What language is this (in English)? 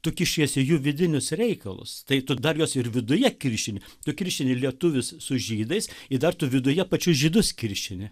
Lithuanian